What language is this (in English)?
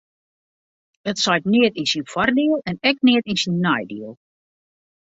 Western Frisian